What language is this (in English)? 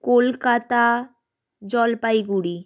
Bangla